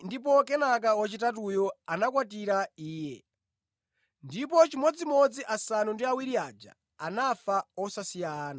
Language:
Nyanja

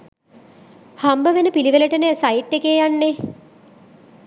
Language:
Sinhala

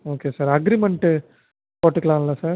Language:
Tamil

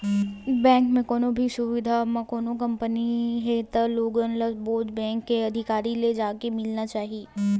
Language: Chhattisgarhi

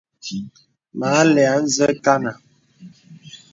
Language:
Bebele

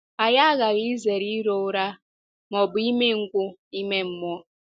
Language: Igbo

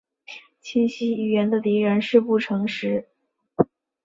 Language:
Chinese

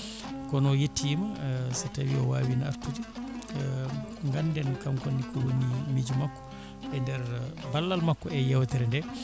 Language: Fula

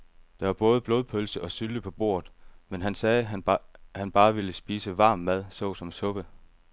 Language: Danish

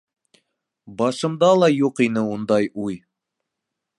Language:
Bashkir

